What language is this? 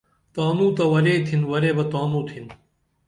Dameli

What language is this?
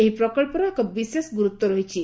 Odia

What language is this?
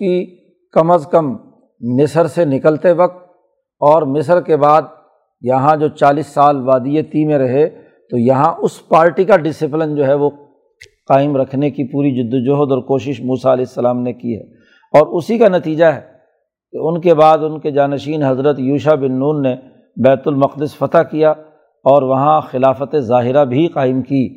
Urdu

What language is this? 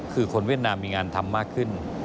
Thai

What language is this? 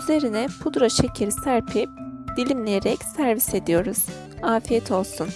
Turkish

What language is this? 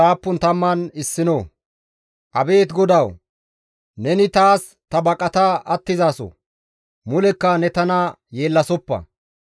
Gamo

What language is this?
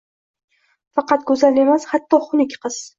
Uzbek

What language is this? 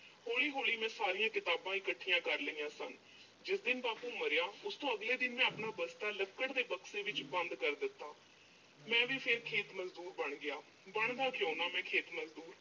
Punjabi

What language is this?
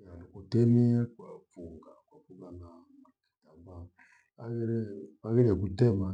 Gweno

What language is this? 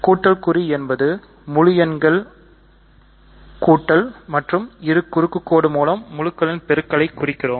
Tamil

